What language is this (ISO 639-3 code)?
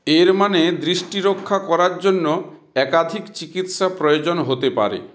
ben